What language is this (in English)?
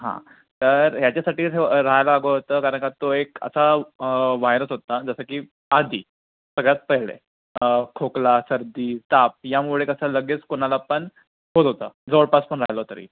Marathi